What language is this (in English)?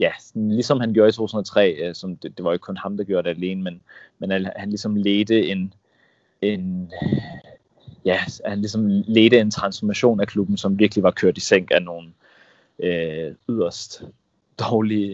Danish